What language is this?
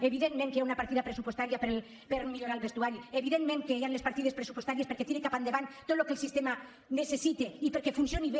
Catalan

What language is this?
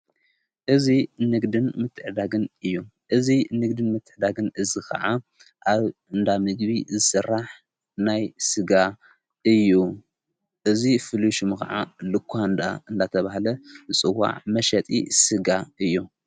Tigrinya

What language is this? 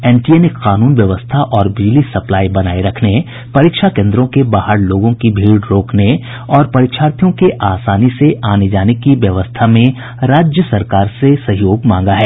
Hindi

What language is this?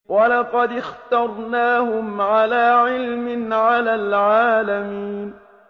Arabic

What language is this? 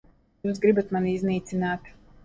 Latvian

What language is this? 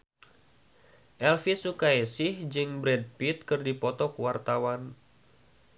Sundanese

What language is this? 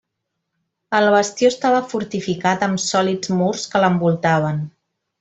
Catalan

